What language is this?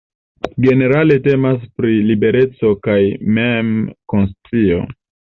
Esperanto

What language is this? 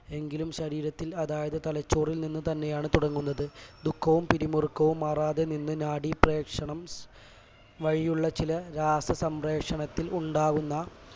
Malayalam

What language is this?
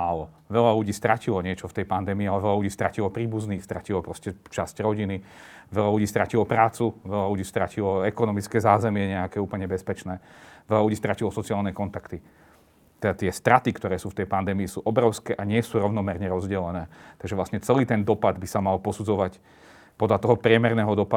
Slovak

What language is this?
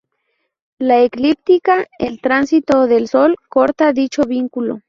Spanish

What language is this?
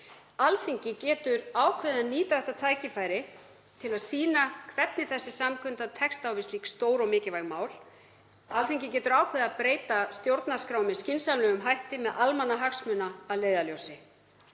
Icelandic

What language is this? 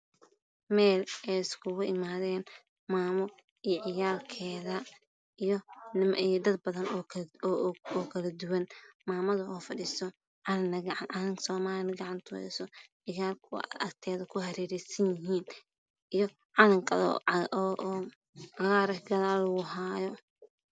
Somali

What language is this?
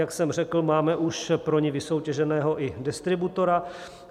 Czech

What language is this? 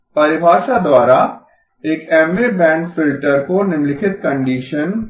Hindi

